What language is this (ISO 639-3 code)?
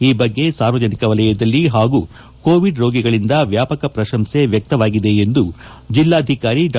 kan